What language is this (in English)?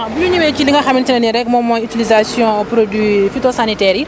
Wolof